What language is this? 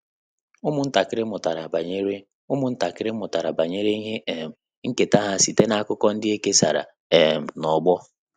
Igbo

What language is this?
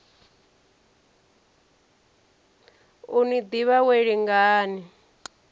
Venda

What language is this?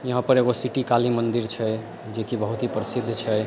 Maithili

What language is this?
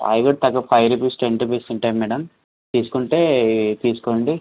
Telugu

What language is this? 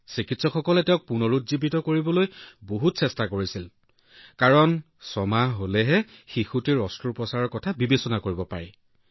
Assamese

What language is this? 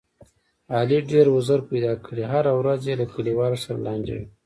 Pashto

